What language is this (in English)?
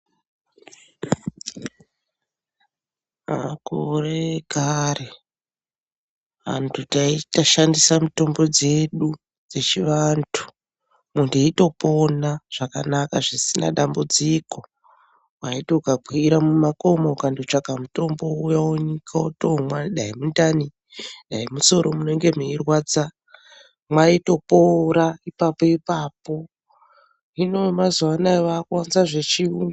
Ndau